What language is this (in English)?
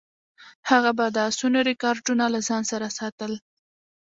Pashto